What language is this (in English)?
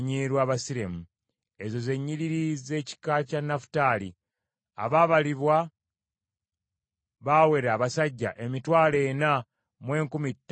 Ganda